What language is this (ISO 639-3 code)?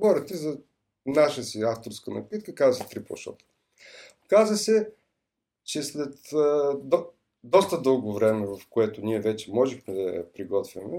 bul